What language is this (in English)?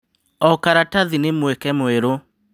Kikuyu